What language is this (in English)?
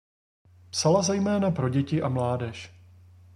Czech